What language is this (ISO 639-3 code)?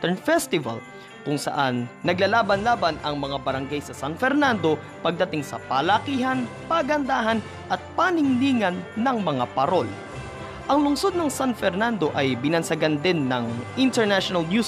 fil